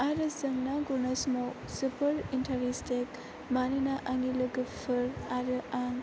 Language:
Bodo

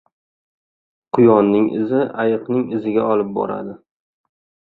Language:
Uzbek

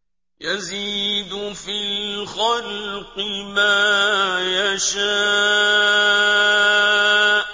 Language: Arabic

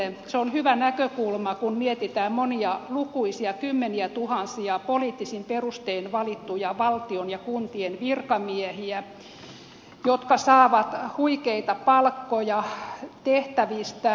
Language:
Finnish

